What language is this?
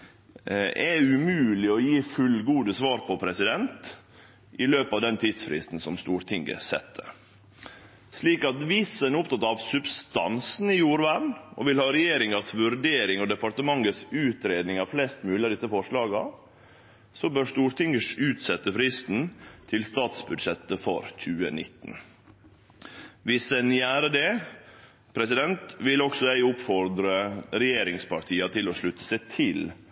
Norwegian Nynorsk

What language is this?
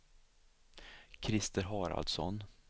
Swedish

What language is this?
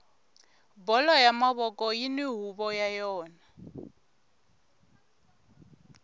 Tsonga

